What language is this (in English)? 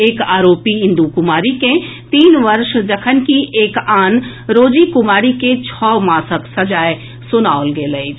Maithili